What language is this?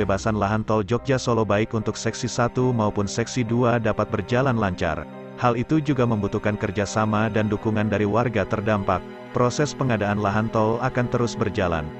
Indonesian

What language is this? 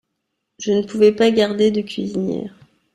French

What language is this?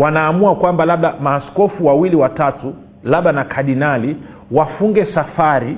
Swahili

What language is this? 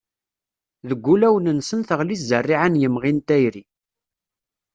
Kabyle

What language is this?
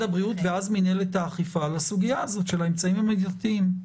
Hebrew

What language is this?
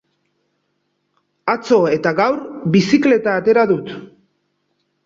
Basque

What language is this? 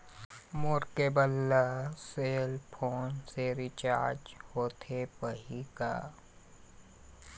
Chhattisgarhi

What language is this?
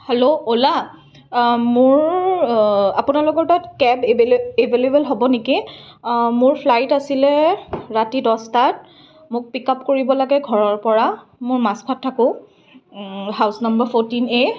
Assamese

